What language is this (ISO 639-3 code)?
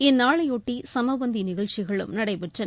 tam